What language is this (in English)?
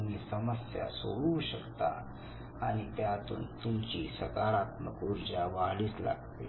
Marathi